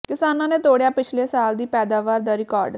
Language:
Punjabi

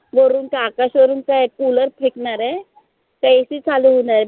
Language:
Marathi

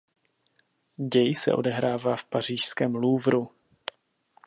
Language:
Czech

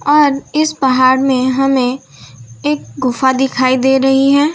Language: Hindi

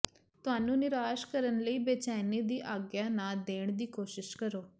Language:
Punjabi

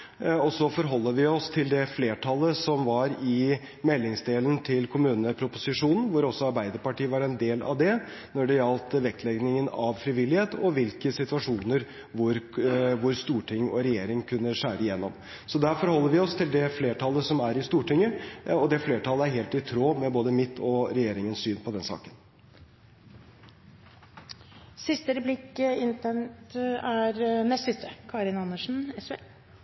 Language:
Norwegian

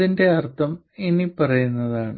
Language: Malayalam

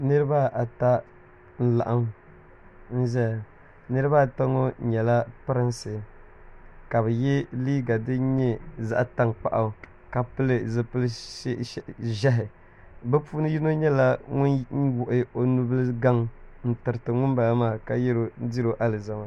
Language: Dagbani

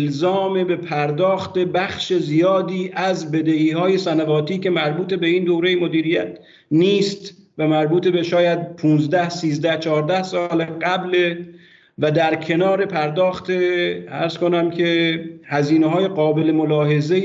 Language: Persian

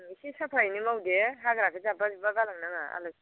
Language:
Bodo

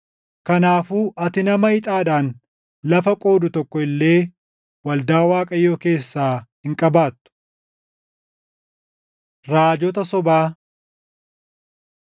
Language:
Oromo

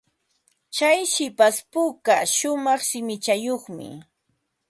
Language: Ambo-Pasco Quechua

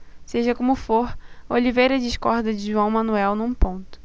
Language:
Portuguese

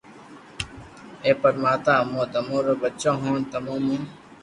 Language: Loarki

